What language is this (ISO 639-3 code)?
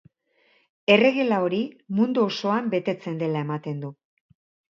eus